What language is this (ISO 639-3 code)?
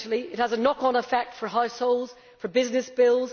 eng